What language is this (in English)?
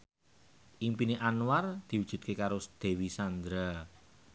Javanese